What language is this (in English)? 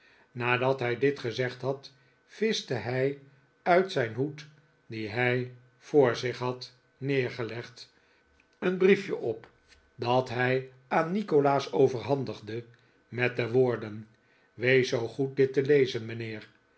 Dutch